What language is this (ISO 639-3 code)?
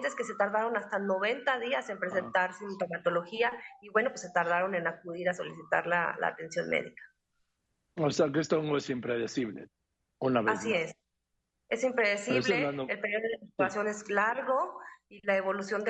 spa